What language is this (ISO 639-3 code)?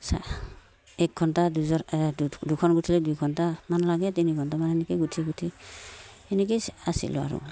asm